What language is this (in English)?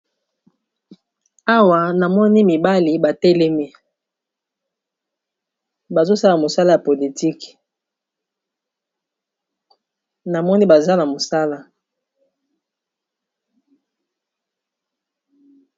Lingala